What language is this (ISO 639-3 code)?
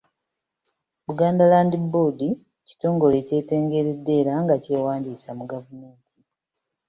lug